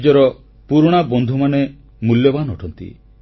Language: Odia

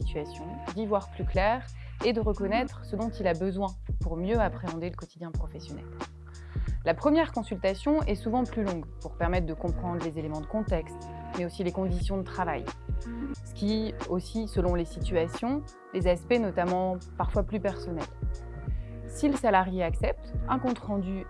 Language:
French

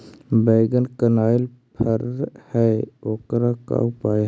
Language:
Magahi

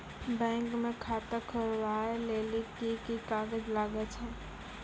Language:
Maithili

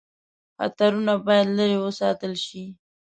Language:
Pashto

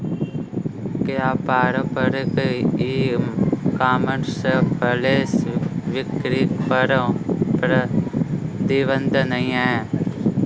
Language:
Hindi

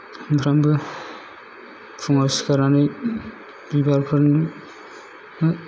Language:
Bodo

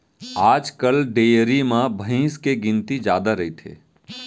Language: Chhattisgarhi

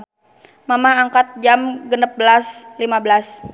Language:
Sundanese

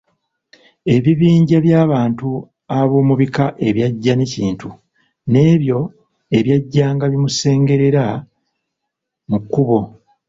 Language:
Ganda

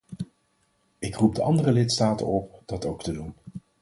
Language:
Dutch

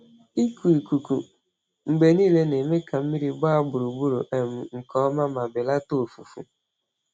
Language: Igbo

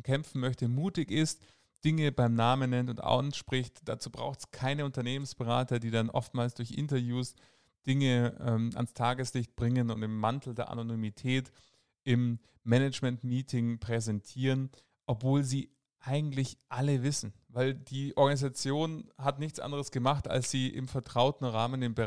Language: German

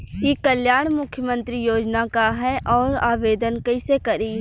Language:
Bhojpuri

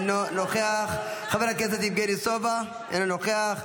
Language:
Hebrew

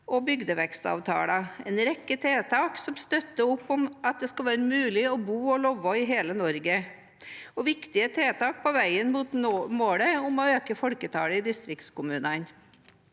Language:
Norwegian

